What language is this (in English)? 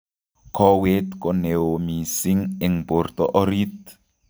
Kalenjin